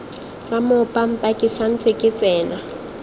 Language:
Tswana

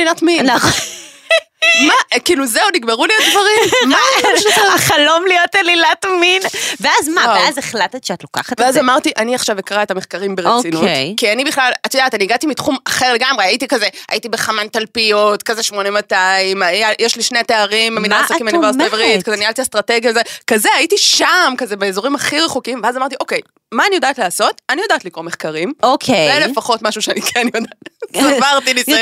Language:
Hebrew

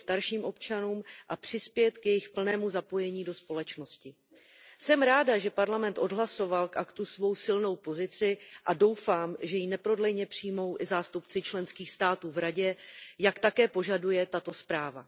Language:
Czech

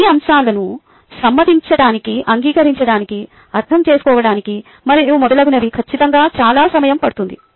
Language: Telugu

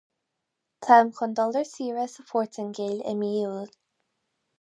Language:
Irish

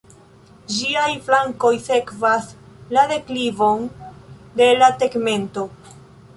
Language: Esperanto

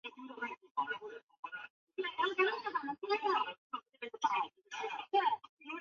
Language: Chinese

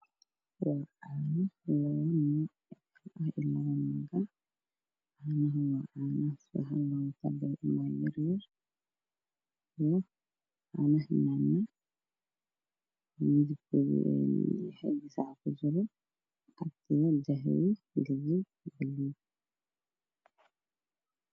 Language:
Somali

